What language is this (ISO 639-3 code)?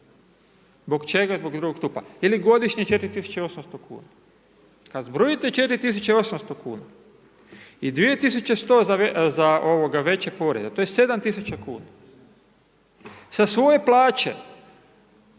hrv